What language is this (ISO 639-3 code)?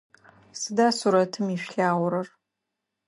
ady